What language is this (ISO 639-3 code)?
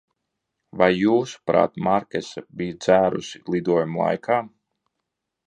lav